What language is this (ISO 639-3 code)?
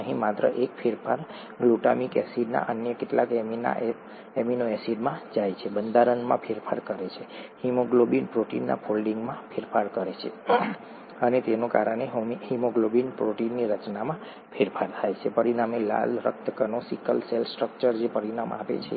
guj